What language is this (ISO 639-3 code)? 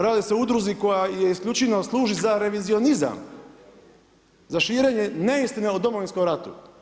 hrv